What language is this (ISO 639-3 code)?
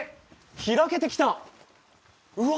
jpn